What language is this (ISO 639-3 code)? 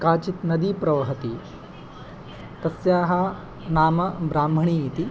san